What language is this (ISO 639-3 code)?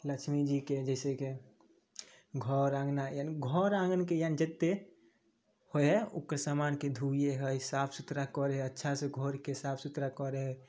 mai